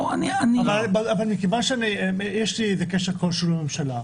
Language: Hebrew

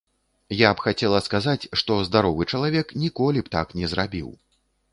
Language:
Belarusian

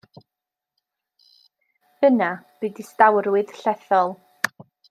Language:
Welsh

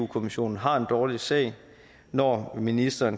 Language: Danish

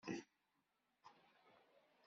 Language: Kabyle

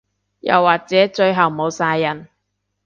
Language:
Cantonese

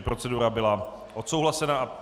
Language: Czech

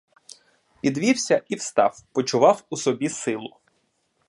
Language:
Ukrainian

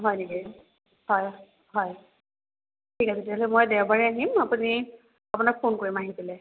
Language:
Assamese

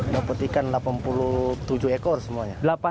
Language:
Indonesian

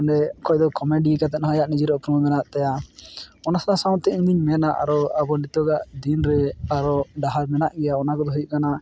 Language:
Santali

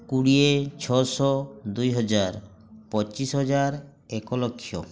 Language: Odia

